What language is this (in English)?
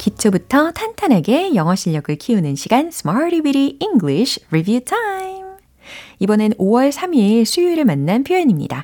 Korean